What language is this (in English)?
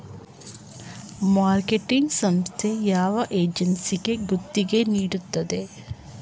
Kannada